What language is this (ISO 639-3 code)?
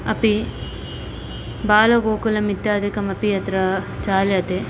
san